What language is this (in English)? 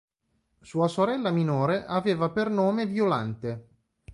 Italian